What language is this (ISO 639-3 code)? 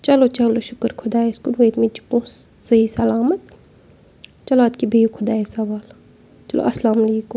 kas